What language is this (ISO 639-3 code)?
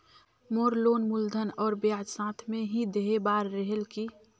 hne